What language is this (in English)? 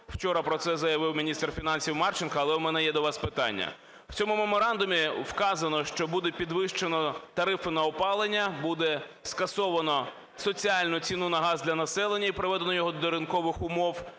Ukrainian